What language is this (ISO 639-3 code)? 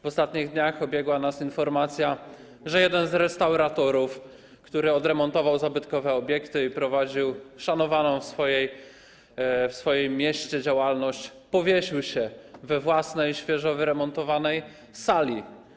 pol